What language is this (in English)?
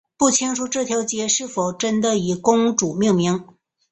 Chinese